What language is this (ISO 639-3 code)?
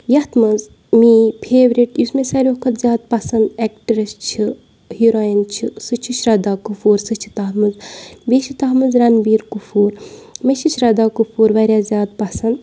kas